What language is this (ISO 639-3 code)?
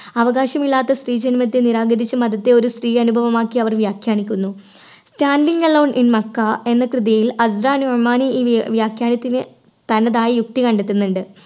mal